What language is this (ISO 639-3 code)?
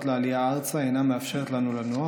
heb